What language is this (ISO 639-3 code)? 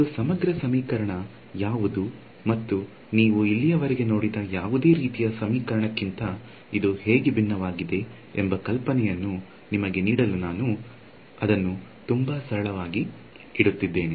kan